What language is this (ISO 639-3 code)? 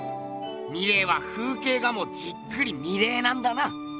jpn